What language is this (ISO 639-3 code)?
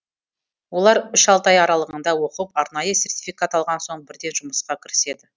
kaz